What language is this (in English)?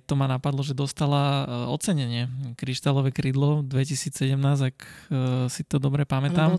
Slovak